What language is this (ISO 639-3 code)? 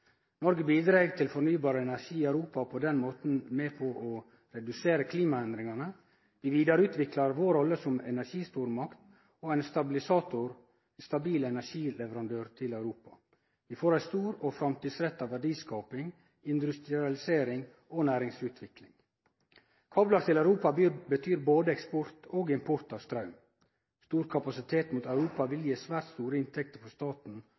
nno